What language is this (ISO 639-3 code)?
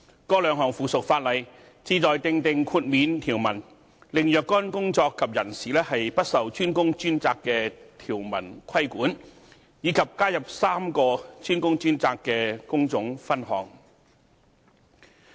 yue